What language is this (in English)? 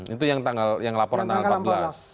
Indonesian